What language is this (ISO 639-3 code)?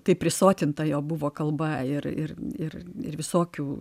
lit